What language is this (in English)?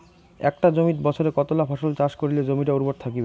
Bangla